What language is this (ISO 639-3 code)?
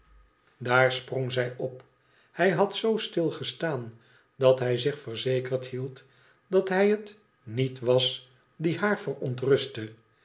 nld